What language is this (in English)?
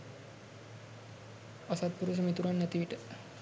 Sinhala